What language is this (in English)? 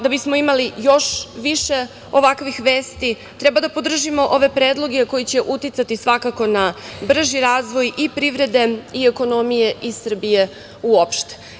Serbian